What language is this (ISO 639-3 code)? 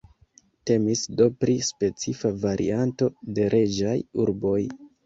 epo